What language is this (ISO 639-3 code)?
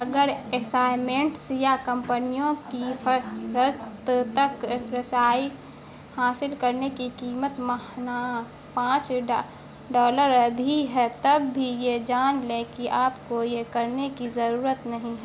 urd